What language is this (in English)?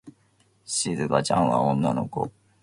Japanese